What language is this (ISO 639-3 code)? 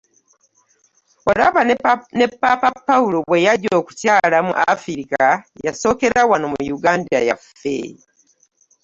lug